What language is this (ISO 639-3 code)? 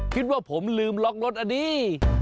tha